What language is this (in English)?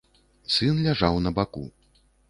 Belarusian